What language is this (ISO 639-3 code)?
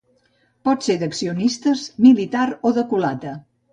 cat